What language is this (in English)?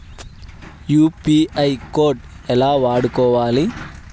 Telugu